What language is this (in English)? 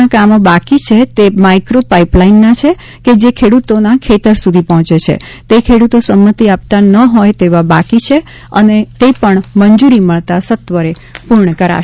Gujarati